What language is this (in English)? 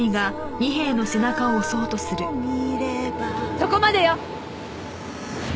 Japanese